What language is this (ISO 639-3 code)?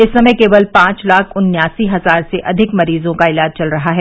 hin